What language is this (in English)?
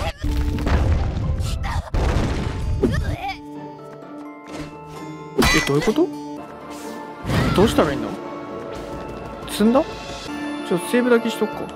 Japanese